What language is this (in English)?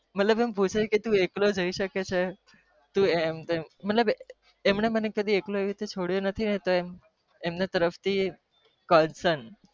Gujarati